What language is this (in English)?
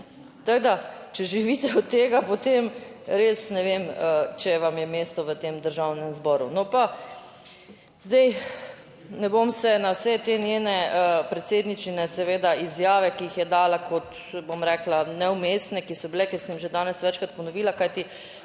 Slovenian